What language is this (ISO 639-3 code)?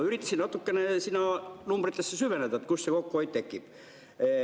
est